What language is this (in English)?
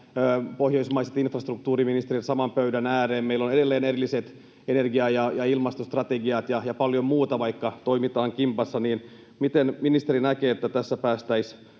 Finnish